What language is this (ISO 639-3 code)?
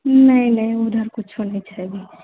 mai